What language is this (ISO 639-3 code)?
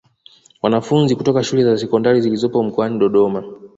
swa